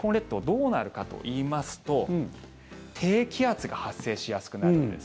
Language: Japanese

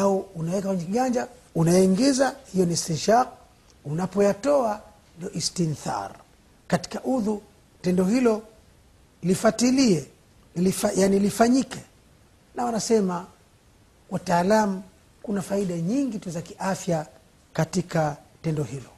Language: Swahili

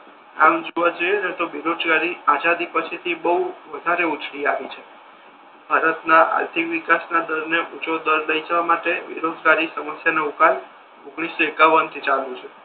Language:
Gujarati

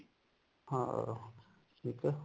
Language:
Punjabi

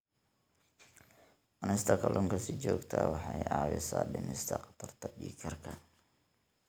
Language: Somali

